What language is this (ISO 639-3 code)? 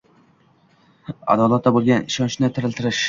uzb